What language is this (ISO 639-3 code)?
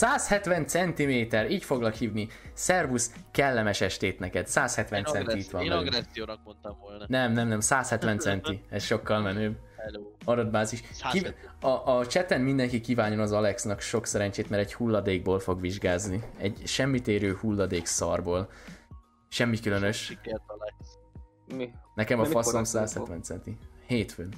hun